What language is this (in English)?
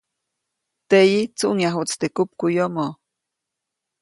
Copainalá Zoque